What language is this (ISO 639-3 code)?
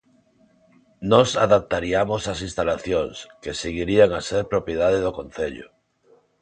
glg